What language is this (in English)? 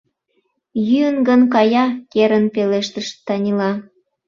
Mari